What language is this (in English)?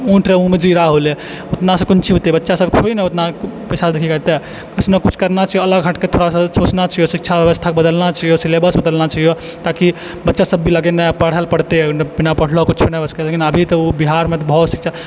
Maithili